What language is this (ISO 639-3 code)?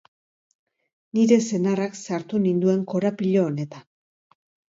eus